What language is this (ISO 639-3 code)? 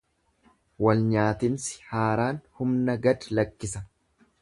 orm